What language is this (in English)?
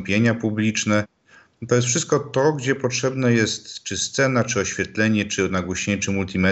Polish